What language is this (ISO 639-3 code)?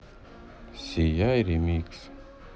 rus